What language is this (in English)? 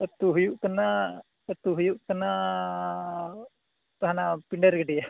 Santali